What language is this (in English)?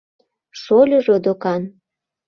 Mari